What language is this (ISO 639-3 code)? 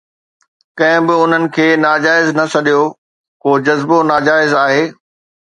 snd